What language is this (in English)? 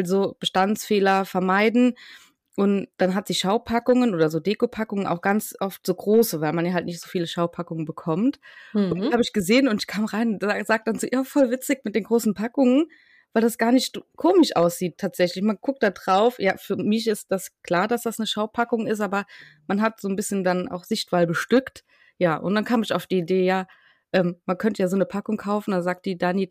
German